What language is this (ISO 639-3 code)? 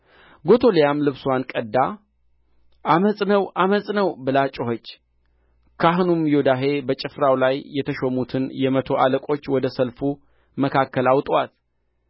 amh